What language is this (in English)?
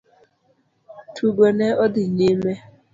Luo (Kenya and Tanzania)